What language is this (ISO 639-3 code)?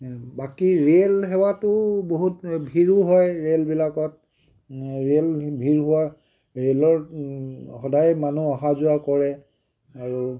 asm